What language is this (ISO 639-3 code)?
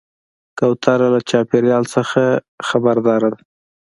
pus